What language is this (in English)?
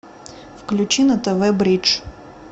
Russian